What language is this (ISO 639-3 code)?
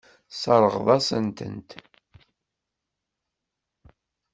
kab